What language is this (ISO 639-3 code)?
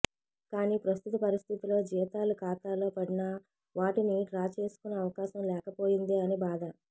tel